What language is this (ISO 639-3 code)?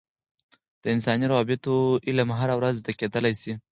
pus